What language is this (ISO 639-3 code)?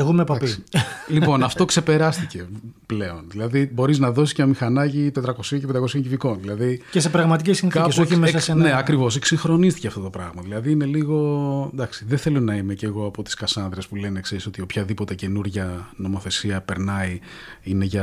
ell